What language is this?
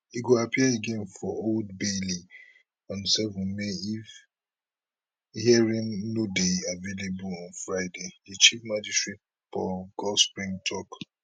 Nigerian Pidgin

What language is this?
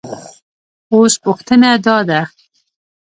Pashto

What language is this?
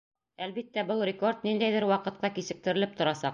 Bashkir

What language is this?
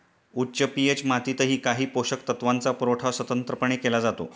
Marathi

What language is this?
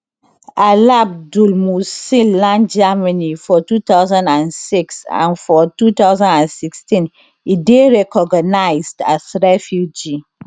Nigerian Pidgin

